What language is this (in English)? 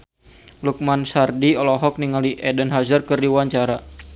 Sundanese